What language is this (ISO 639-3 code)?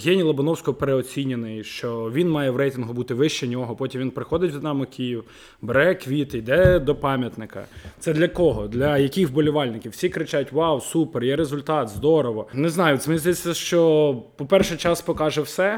rus